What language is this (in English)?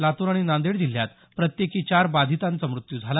Marathi